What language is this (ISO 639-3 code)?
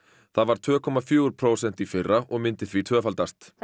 isl